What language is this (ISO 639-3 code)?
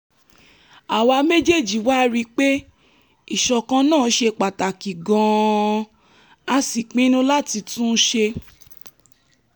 yor